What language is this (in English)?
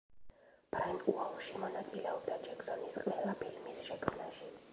Georgian